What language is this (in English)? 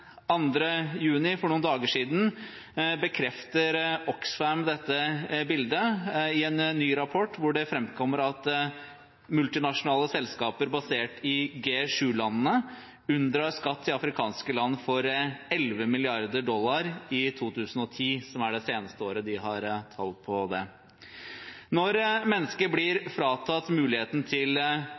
Norwegian Bokmål